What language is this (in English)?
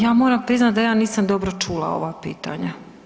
Croatian